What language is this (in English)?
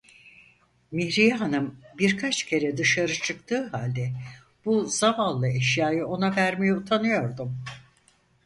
Turkish